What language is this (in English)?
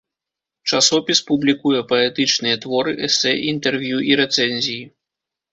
Belarusian